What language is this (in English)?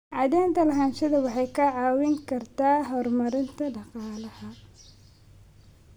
Somali